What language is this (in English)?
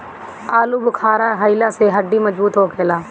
Bhojpuri